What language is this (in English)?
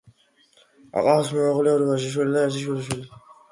Georgian